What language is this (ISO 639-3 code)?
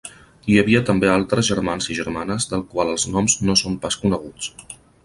cat